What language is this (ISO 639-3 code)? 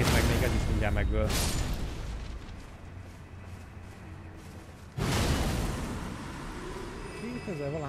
hun